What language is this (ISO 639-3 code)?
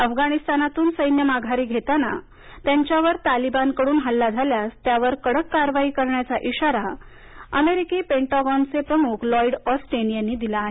mar